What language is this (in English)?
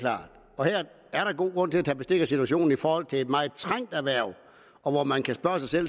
Danish